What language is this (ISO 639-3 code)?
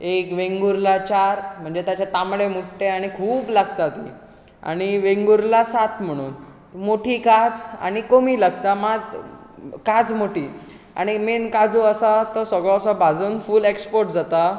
kok